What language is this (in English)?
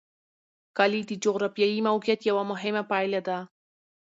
Pashto